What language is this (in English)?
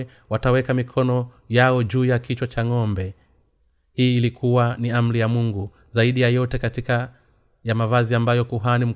Swahili